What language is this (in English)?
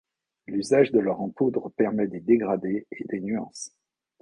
French